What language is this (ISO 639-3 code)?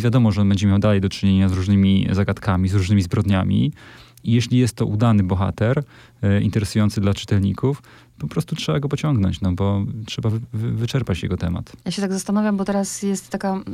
pol